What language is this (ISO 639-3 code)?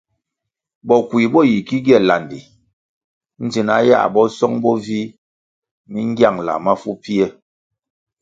nmg